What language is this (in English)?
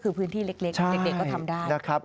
Thai